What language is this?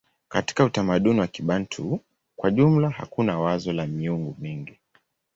Swahili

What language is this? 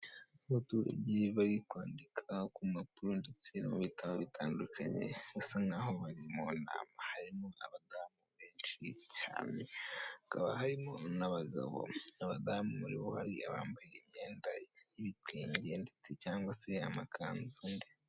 Kinyarwanda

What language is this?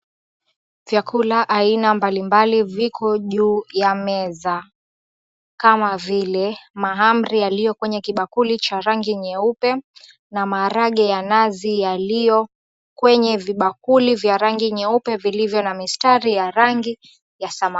Swahili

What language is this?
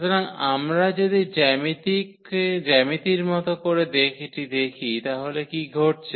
Bangla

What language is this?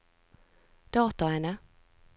Norwegian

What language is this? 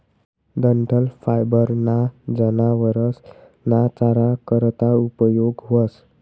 Marathi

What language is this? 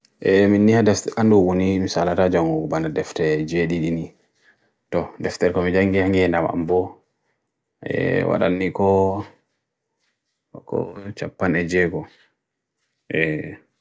Bagirmi Fulfulde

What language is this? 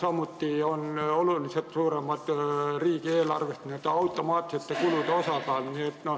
Estonian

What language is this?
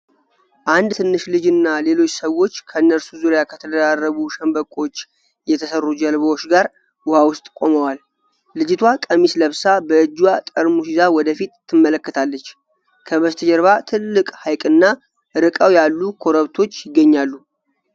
Amharic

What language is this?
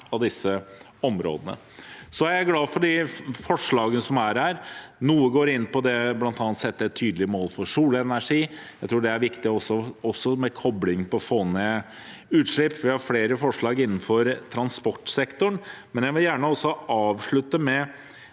Norwegian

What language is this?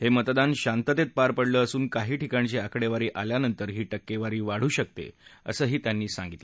Marathi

